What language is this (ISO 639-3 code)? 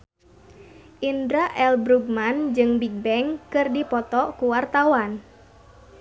sun